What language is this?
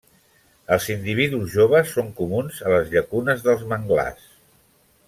Catalan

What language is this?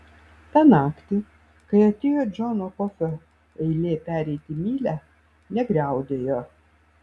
Lithuanian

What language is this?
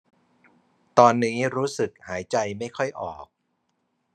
Thai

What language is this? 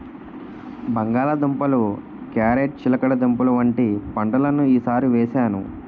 Telugu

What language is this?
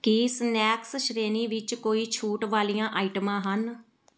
Punjabi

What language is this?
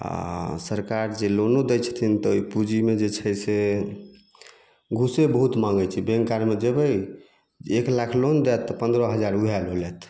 Maithili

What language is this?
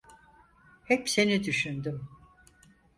Turkish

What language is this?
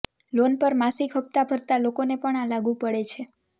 Gujarati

